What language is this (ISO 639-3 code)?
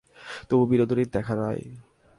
ben